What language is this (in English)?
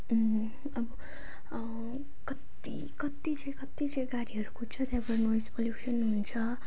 Nepali